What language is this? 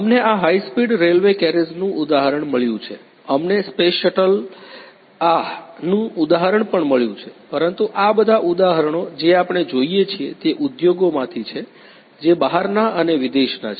Gujarati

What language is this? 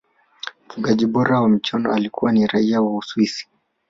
Swahili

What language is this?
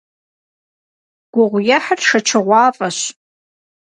Kabardian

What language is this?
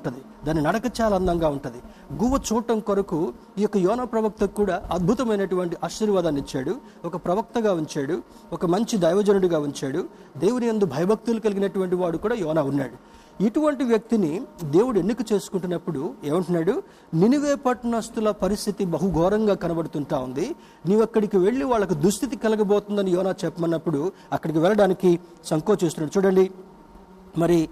Telugu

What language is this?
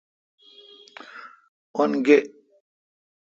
Kalkoti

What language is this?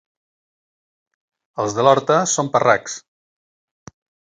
Catalan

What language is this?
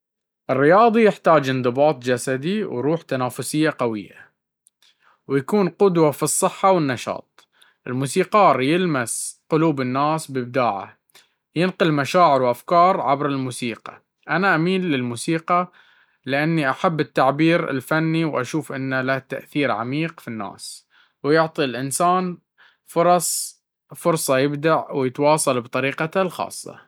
Baharna Arabic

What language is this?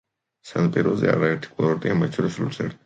Georgian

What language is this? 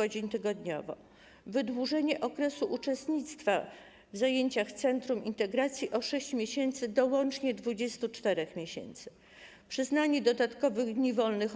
Polish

